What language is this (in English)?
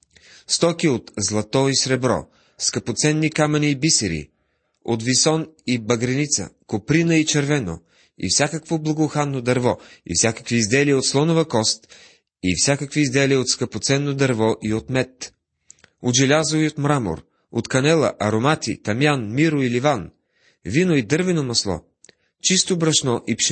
Bulgarian